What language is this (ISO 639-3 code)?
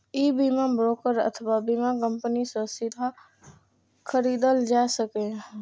mai